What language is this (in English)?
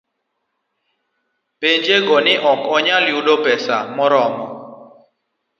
Luo (Kenya and Tanzania)